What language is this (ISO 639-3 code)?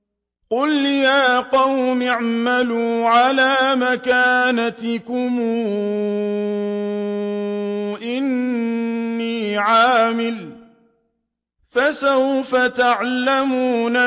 ara